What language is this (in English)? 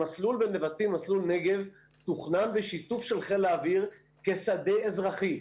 Hebrew